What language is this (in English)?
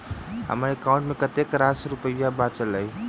Maithili